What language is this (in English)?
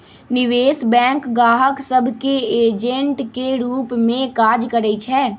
Magahi